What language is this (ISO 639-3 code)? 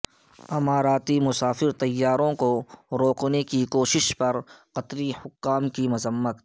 urd